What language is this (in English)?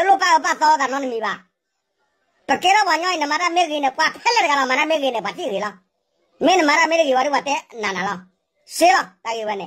Thai